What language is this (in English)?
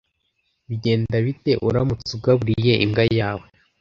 Kinyarwanda